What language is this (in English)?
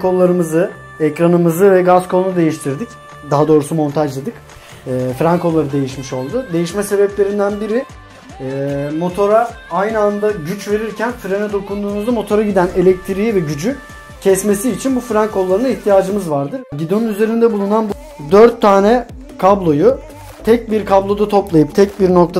Turkish